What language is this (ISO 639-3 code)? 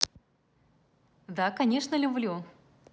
rus